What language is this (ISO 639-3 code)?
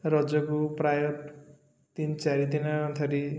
ori